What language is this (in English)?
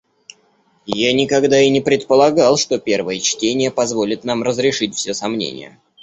Russian